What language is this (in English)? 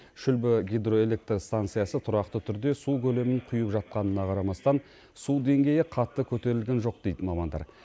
Kazakh